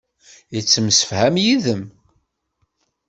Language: Kabyle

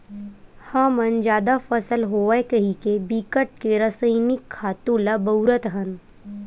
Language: Chhattisgarhi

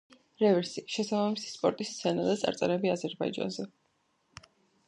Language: Georgian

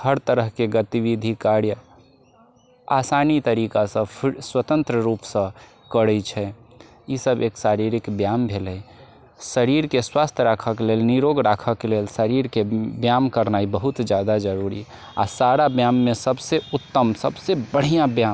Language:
Maithili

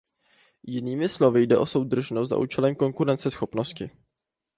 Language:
Czech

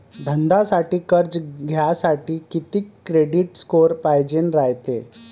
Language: Marathi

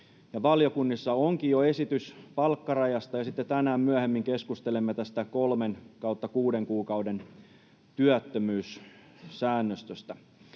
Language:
Finnish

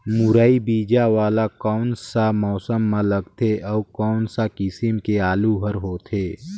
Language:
Chhattisgarhi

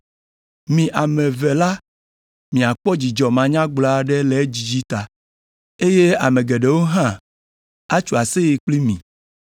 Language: Ewe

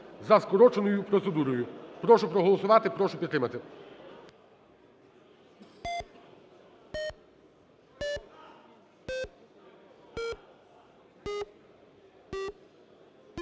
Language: Ukrainian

